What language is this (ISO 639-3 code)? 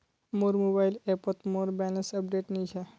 mag